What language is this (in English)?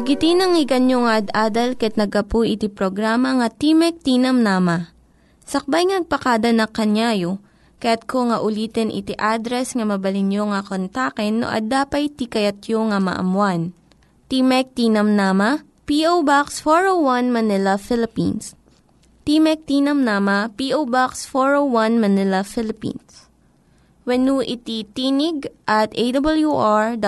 Filipino